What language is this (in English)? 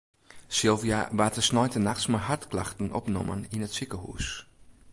Western Frisian